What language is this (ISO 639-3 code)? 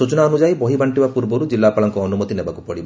ori